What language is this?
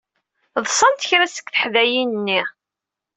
Kabyle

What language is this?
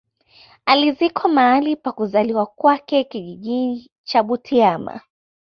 Swahili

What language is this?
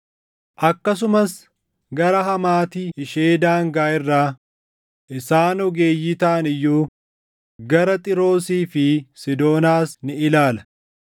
Oromo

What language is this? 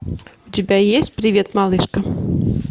Russian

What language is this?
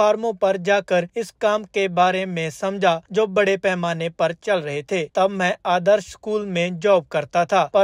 Punjabi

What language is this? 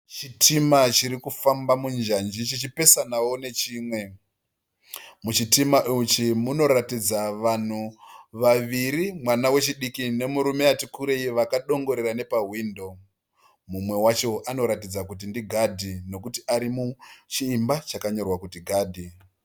Shona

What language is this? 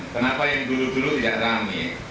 Indonesian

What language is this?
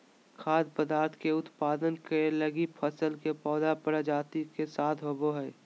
Magahi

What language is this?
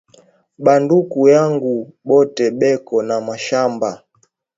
Swahili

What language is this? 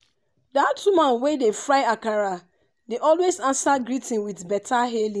Nigerian Pidgin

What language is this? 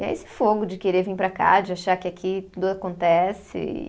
Portuguese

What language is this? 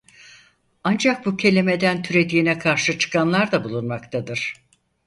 Turkish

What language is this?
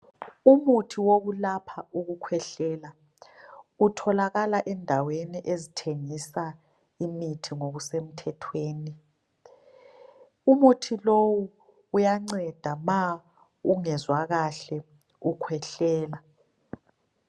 North Ndebele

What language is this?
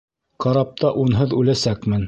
Bashkir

